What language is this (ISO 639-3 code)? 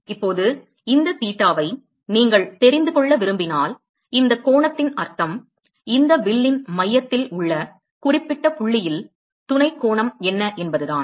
tam